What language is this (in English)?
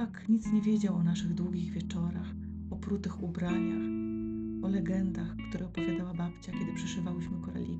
Polish